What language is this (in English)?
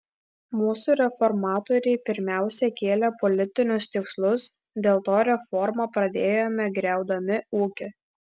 Lithuanian